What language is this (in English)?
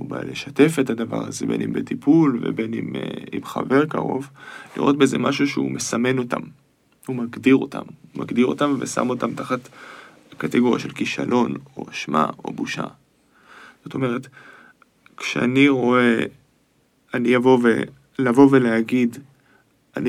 Hebrew